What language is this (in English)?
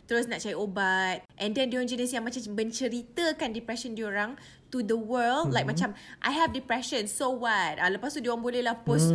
Malay